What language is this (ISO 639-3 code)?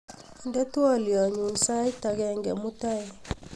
kln